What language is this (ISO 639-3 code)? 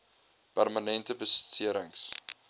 afr